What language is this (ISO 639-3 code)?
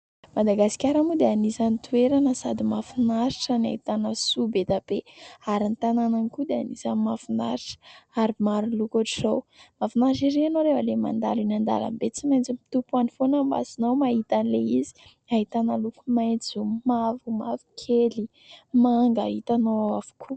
mlg